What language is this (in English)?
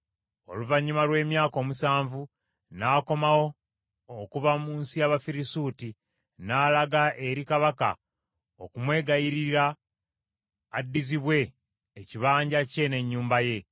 Ganda